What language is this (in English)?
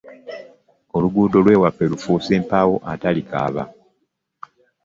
Ganda